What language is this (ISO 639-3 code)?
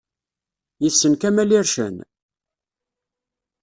kab